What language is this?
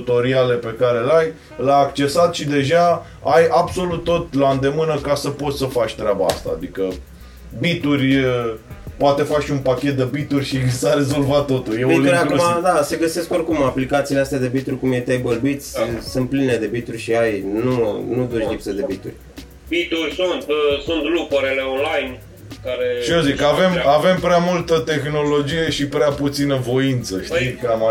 Romanian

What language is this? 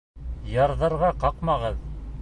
Bashkir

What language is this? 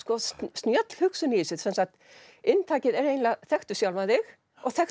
Icelandic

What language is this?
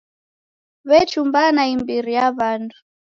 Taita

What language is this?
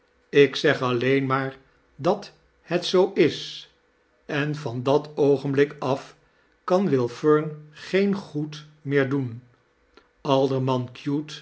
Dutch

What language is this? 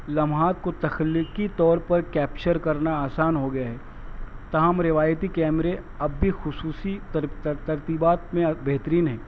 Urdu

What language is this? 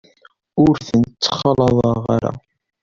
Kabyle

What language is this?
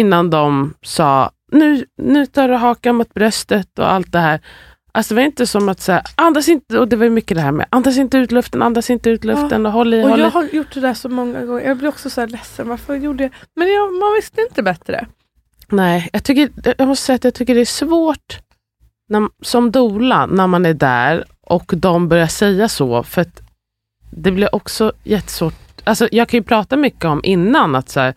Swedish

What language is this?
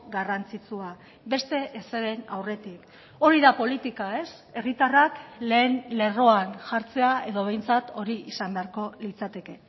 Basque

